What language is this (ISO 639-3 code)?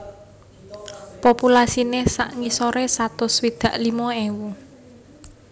jav